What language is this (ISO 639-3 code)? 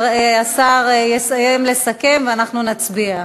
heb